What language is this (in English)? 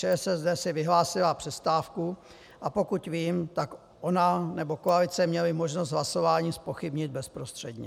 Czech